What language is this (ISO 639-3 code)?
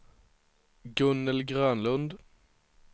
swe